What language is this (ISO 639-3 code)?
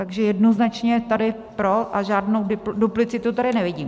ces